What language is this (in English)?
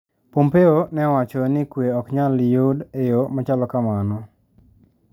Luo (Kenya and Tanzania)